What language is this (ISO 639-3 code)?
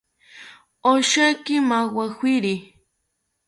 cpy